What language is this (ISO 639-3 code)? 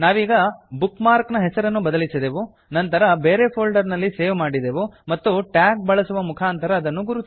kan